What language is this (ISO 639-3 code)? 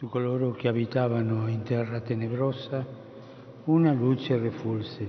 ita